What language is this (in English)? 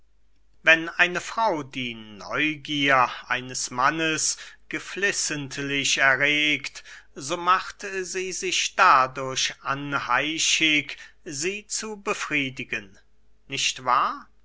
German